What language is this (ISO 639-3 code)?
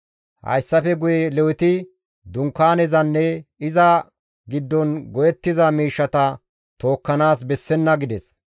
gmv